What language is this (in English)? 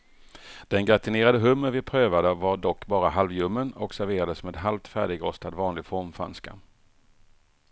Swedish